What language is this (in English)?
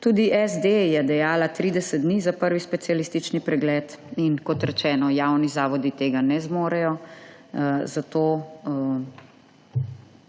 Slovenian